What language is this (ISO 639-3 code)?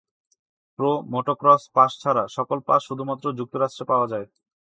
ben